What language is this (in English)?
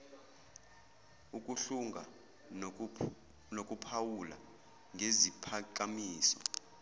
Zulu